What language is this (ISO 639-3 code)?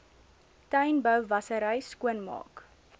afr